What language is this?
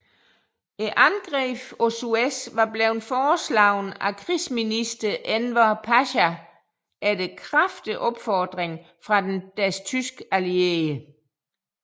Danish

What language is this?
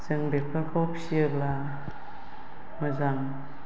Bodo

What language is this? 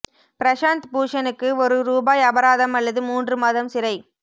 Tamil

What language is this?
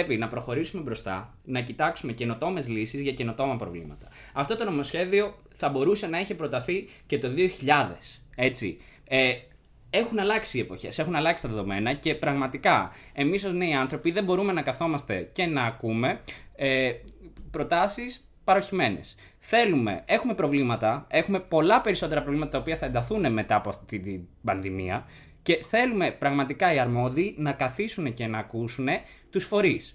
Greek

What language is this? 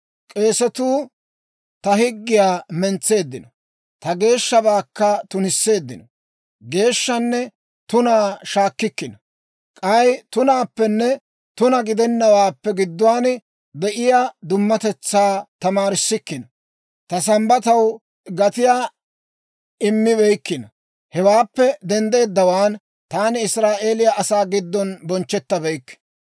Dawro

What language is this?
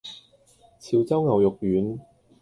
Cantonese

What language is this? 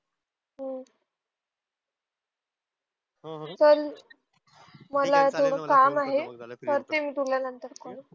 Marathi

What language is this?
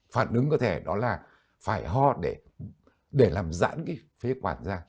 Vietnamese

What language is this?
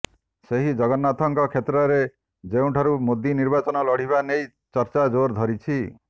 Odia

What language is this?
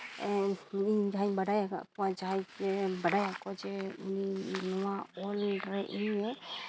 Santali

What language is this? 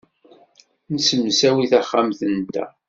Kabyle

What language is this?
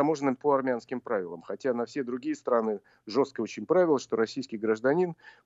Russian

